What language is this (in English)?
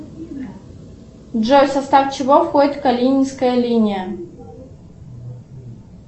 Russian